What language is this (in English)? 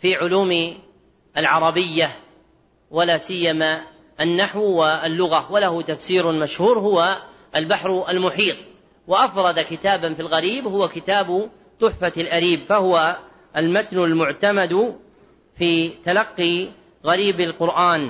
Arabic